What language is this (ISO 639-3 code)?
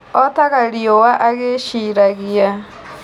kik